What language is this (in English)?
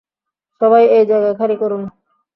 Bangla